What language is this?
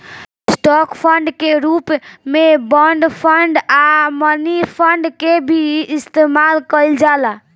Bhojpuri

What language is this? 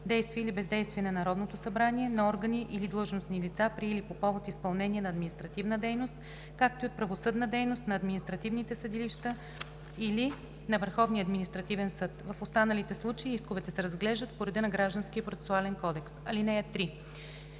Bulgarian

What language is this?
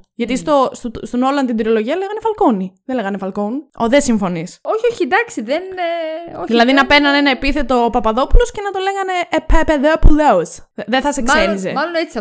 Greek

